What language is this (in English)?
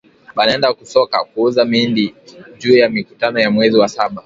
Swahili